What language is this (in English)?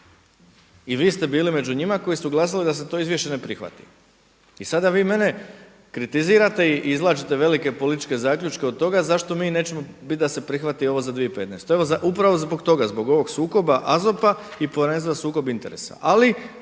Croatian